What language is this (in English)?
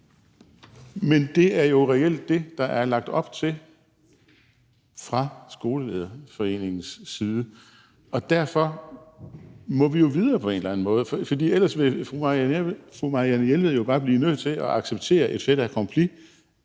Danish